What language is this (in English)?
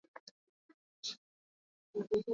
Latvian